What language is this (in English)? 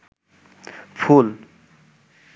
Bangla